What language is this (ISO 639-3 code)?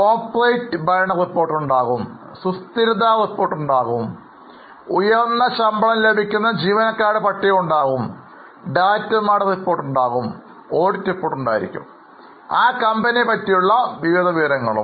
mal